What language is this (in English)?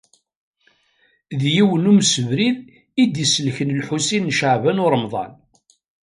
Kabyle